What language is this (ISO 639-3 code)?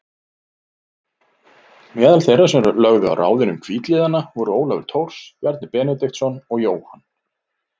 isl